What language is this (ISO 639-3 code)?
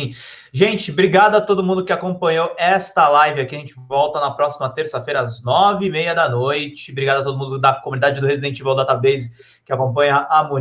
por